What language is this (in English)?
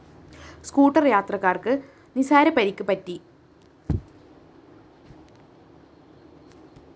Malayalam